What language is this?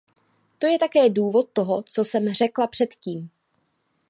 Czech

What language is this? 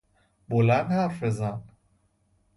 Persian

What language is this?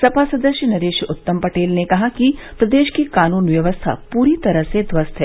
Hindi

